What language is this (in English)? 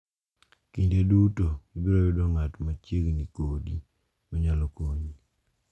Luo (Kenya and Tanzania)